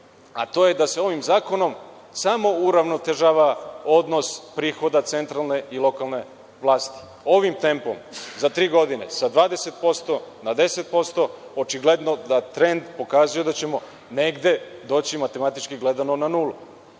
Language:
Serbian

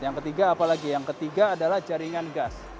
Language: Indonesian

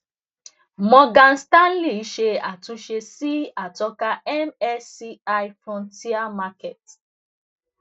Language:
Yoruba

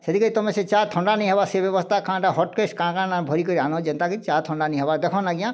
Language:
Odia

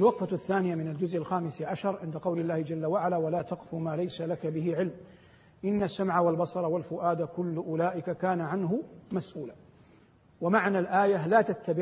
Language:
Arabic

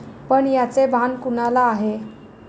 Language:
Marathi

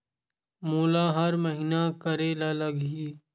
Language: Chhattisgarhi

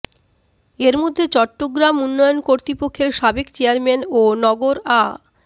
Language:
Bangla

